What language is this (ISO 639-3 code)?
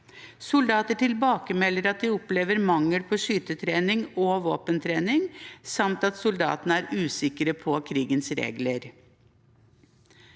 nor